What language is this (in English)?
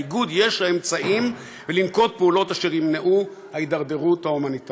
Hebrew